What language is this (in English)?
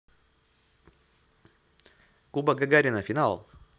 Russian